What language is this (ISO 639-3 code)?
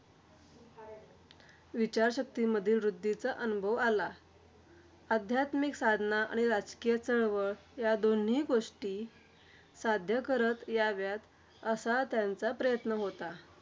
mar